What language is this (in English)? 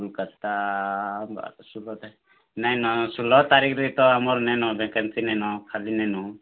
Odia